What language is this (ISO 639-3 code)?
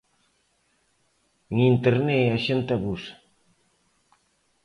glg